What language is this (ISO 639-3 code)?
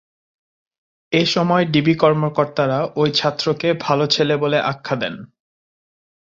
ben